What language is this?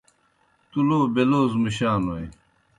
Kohistani Shina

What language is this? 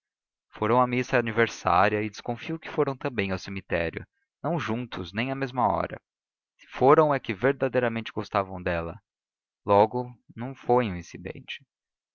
Portuguese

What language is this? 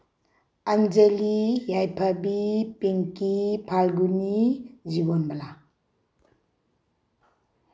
Manipuri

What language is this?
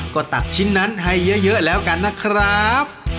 Thai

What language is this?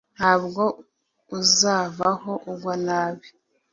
Kinyarwanda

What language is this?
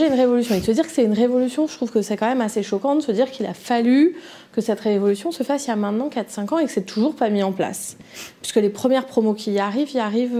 French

